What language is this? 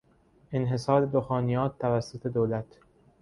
Persian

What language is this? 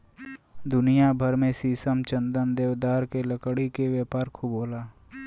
Bhojpuri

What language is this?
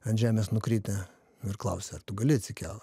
Lithuanian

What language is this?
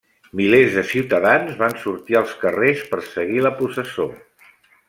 Catalan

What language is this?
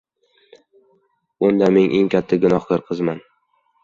Uzbek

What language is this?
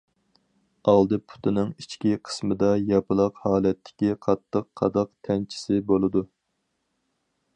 Uyghur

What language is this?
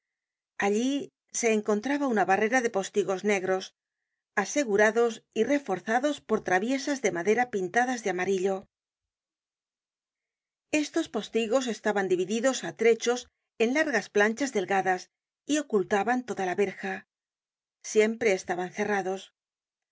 Spanish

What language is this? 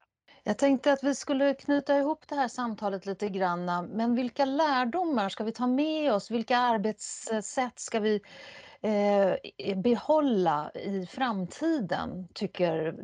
Swedish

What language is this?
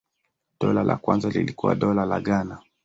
Swahili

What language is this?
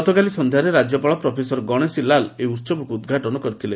Odia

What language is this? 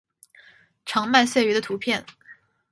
Chinese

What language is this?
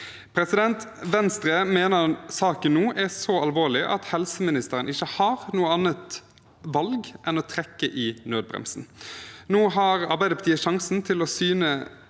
Norwegian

